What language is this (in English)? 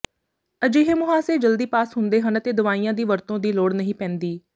Punjabi